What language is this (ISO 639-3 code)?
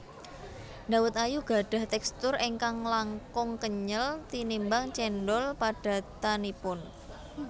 jav